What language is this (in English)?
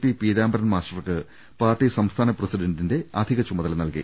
Malayalam